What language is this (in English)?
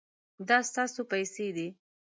Pashto